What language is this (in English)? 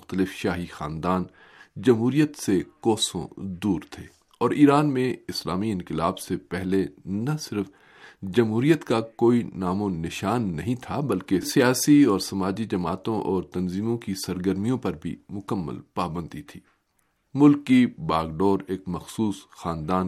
Urdu